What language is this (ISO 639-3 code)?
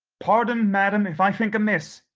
eng